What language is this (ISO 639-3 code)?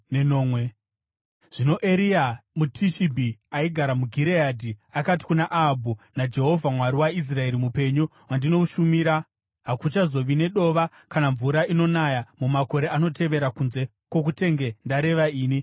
sna